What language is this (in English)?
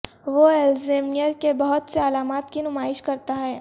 Urdu